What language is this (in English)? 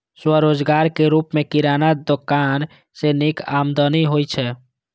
Maithili